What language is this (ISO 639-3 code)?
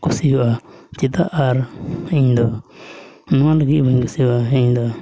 sat